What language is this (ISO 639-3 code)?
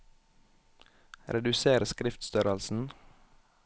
nor